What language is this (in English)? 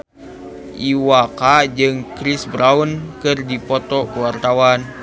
Sundanese